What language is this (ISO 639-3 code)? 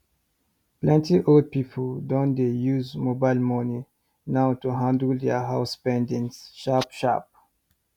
pcm